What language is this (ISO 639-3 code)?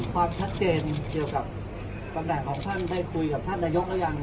tha